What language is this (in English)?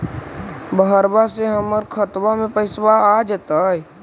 Magahi